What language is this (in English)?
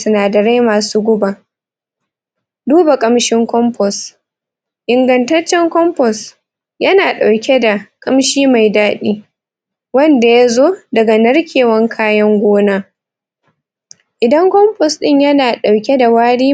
Hausa